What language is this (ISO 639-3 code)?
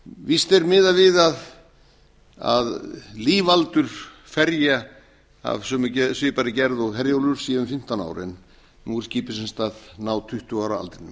isl